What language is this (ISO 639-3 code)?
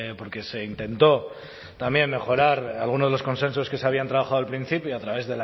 spa